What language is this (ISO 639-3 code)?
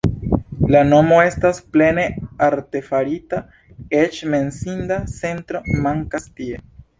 epo